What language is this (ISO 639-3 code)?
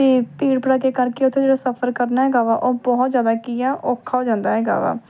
pan